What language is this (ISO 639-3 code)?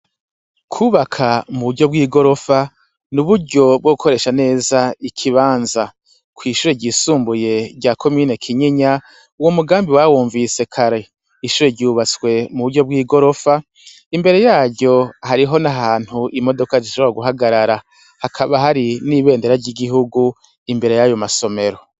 run